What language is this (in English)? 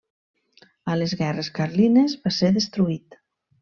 Catalan